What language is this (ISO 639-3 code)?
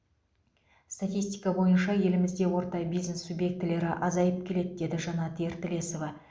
kaz